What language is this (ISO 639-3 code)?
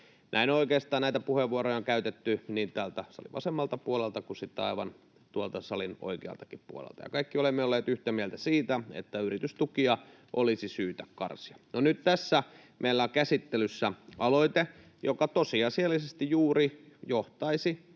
fin